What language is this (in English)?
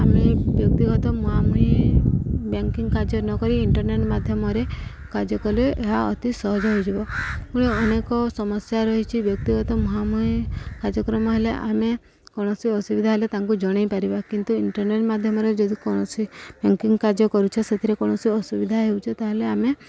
Odia